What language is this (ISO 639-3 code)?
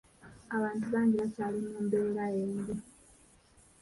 lug